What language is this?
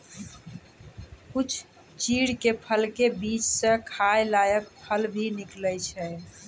Maithili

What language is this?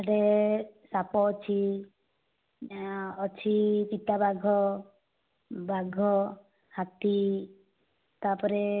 Odia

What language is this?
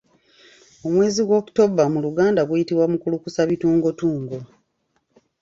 Ganda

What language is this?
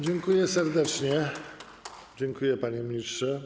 Polish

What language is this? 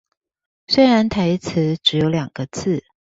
Chinese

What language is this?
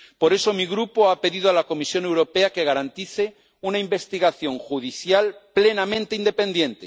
Spanish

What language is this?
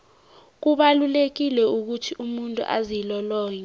South Ndebele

